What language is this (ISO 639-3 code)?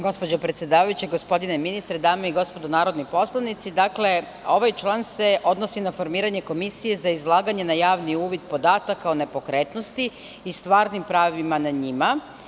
srp